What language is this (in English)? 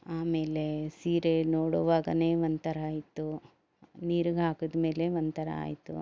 Kannada